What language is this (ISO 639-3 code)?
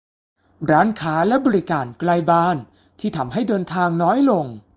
tha